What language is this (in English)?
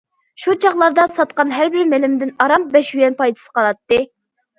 Uyghur